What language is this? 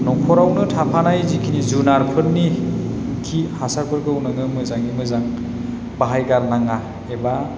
Bodo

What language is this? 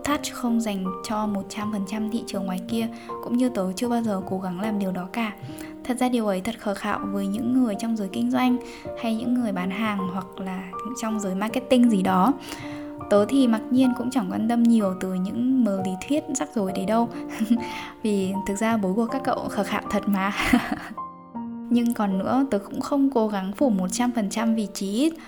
Vietnamese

